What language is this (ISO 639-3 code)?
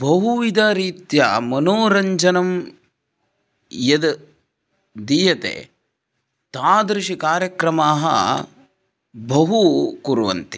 san